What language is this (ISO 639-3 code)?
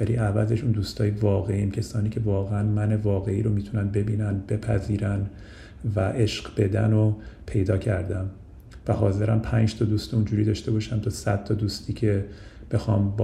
fas